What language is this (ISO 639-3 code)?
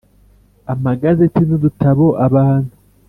kin